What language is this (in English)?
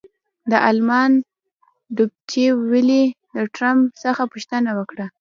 Pashto